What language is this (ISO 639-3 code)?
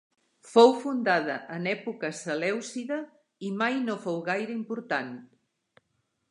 cat